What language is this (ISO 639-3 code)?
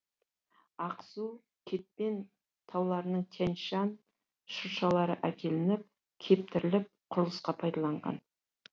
kaz